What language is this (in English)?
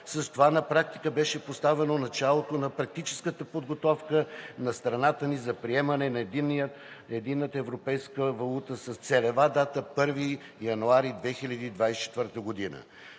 Bulgarian